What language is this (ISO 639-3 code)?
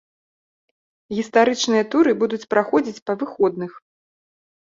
bel